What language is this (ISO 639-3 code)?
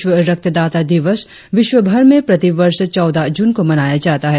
hin